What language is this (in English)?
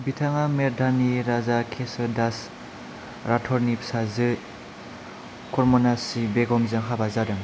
Bodo